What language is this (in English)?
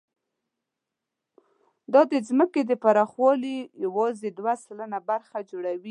Pashto